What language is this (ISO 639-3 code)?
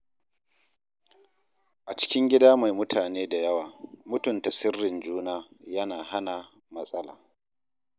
hau